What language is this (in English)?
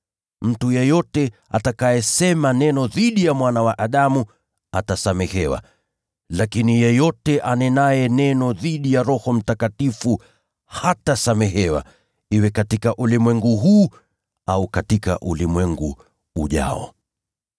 Swahili